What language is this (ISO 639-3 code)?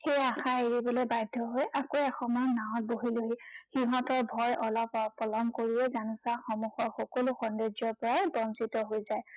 asm